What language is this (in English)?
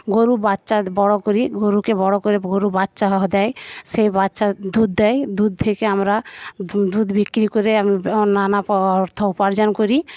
Bangla